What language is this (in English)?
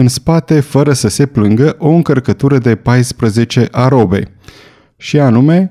Romanian